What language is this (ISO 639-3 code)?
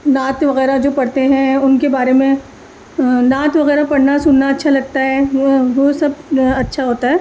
urd